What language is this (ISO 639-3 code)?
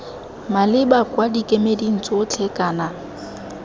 tsn